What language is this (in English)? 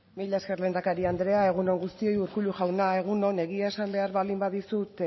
Basque